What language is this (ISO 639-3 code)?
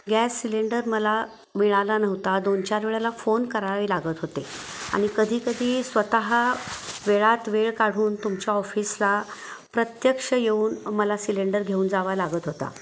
mar